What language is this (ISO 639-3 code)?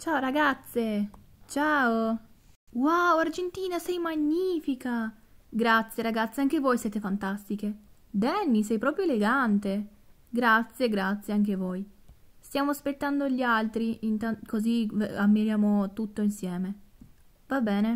ita